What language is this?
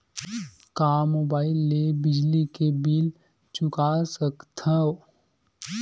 Chhattisgarhi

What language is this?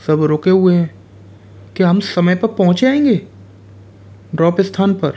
Hindi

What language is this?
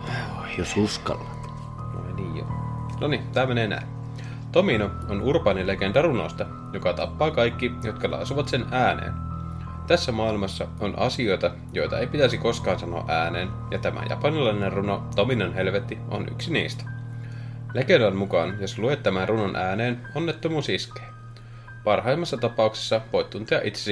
Finnish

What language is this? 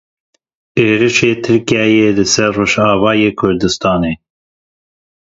Kurdish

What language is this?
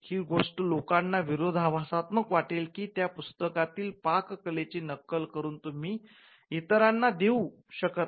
Marathi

